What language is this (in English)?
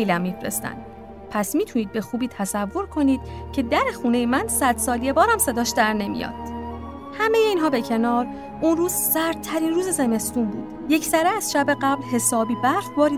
Persian